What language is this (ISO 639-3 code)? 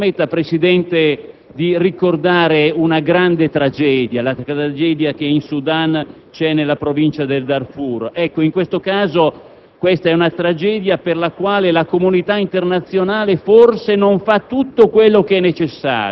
ita